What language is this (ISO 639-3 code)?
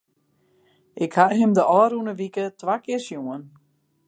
fry